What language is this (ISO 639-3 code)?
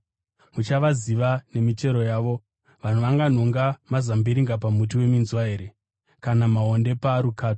sna